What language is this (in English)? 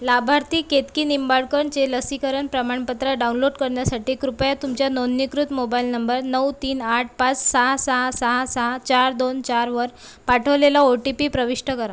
Marathi